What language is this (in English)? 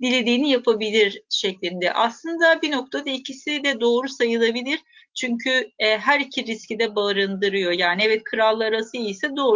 Turkish